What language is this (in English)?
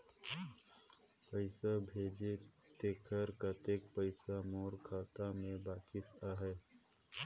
Chhattisgarhi